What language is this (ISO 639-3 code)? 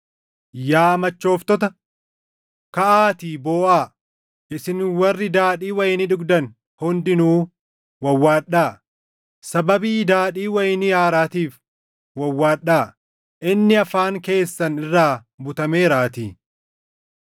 orm